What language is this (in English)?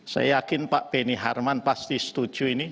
Indonesian